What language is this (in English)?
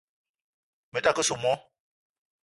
Eton (Cameroon)